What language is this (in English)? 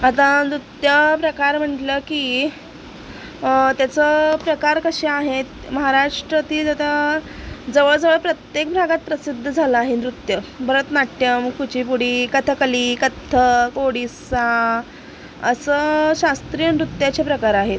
Marathi